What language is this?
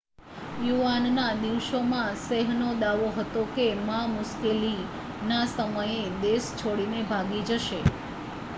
Gujarati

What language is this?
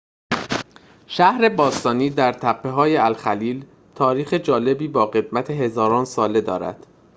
Persian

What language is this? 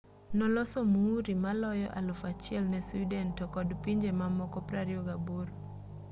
Luo (Kenya and Tanzania)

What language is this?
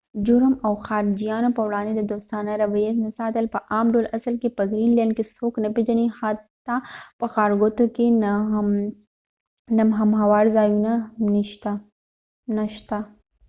Pashto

